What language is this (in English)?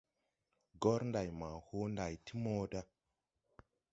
Tupuri